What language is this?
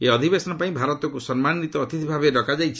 Odia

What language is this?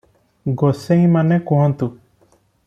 Odia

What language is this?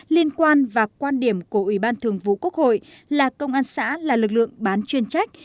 Vietnamese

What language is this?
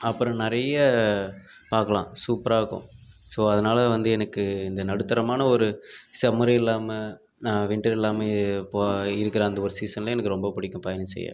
Tamil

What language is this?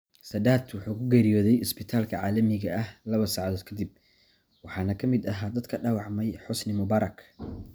Somali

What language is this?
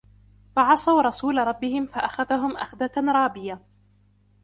Arabic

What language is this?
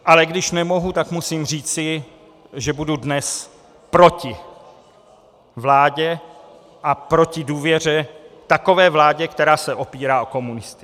Czech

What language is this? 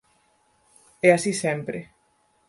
Galician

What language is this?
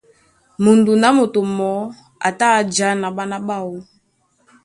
Duala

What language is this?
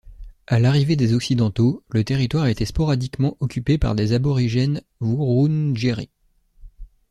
French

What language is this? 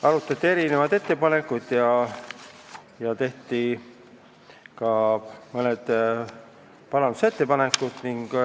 Estonian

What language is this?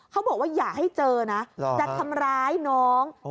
Thai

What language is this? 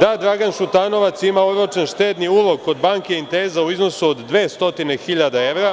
Serbian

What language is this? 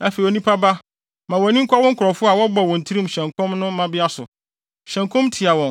Akan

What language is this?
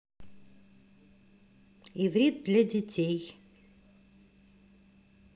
Russian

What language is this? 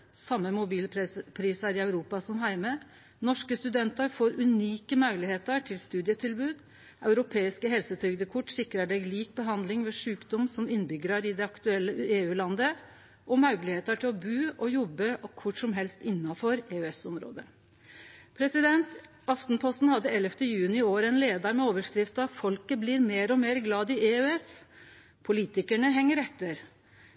Norwegian Nynorsk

